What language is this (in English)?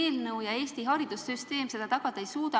Estonian